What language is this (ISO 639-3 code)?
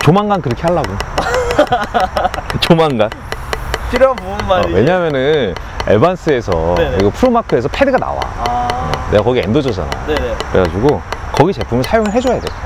kor